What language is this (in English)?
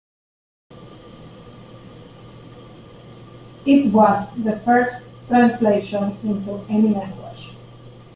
English